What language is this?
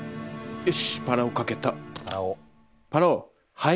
Japanese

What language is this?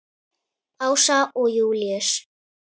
Icelandic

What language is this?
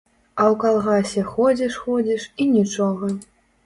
Belarusian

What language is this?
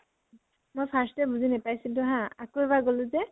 Assamese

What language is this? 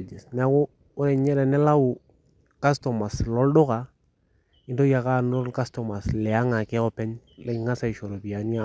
Masai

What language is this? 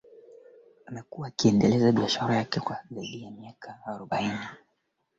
Swahili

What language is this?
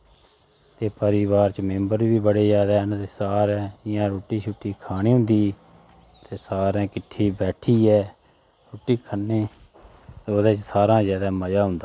Dogri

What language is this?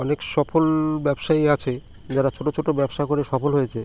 Bangla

